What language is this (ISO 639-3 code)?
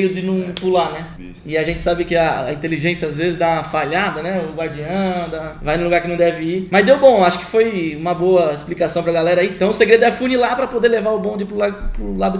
por